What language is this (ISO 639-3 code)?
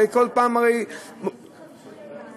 heb